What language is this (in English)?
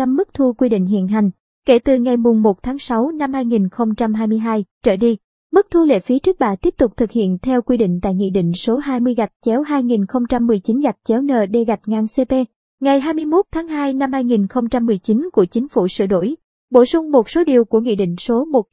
Vietnamese